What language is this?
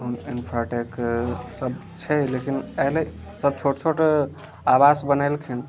Maithili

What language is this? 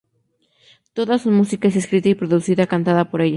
Spanish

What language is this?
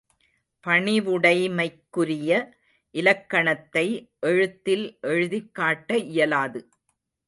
Tamil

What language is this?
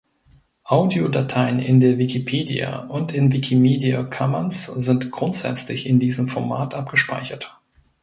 German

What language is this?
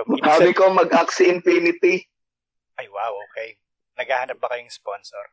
Filipino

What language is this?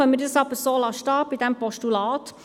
Swiss German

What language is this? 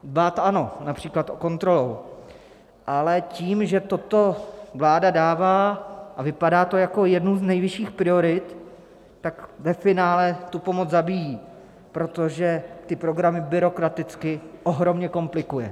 Czech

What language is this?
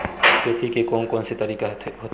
Chhattisgarhi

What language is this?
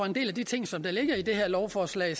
Danish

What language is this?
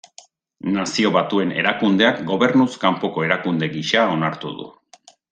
Basque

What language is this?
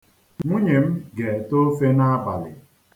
Igbo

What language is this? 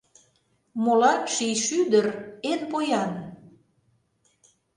Mari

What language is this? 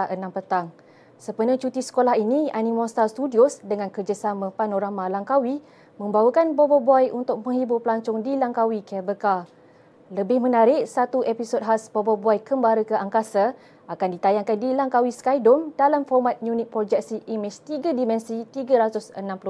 Malay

